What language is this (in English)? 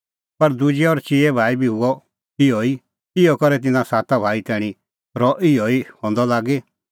Kullu Pahari